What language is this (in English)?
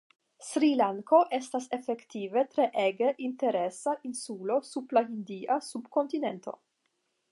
Esperanto